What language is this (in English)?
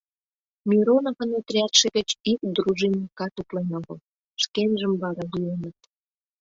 Mari